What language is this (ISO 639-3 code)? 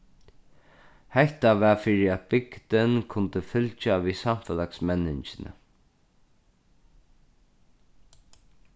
fao